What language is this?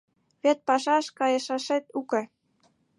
Mari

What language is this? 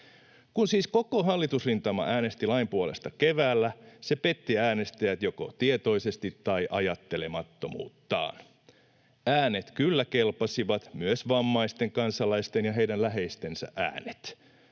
Finnish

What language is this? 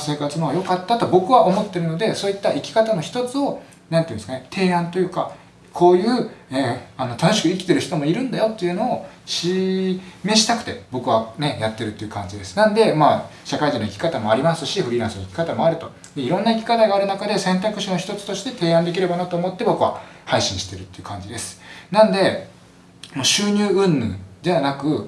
Japanese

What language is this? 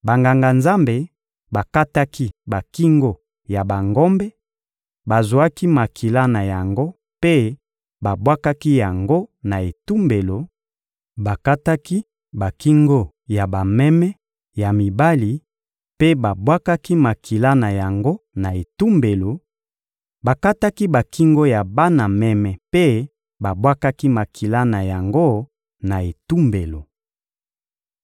Lingala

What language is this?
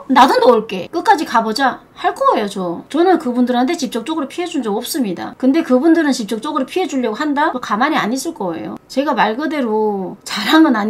Korean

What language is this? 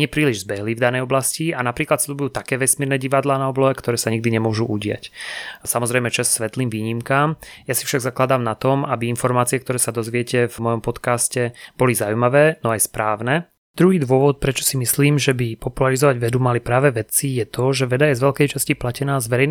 Slovak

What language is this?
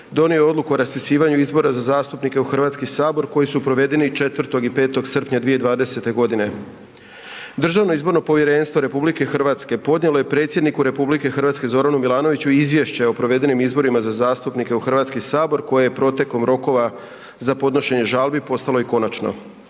Croatian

